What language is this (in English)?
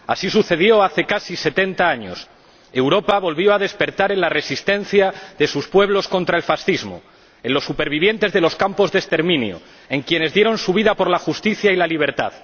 Spanish